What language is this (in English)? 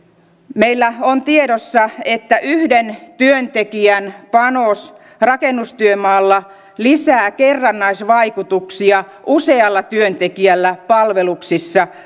Finnish